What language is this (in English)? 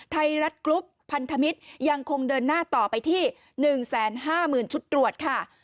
Thai